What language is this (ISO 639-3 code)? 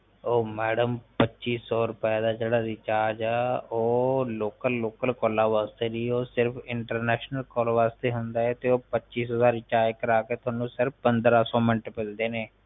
pan